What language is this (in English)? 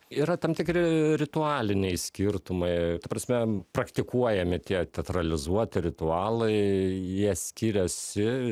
Lithuanian